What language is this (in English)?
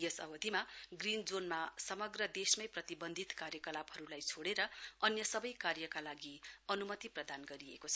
Nepali